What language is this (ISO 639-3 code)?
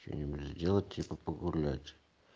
rus